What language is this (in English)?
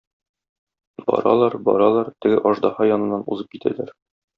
Tatar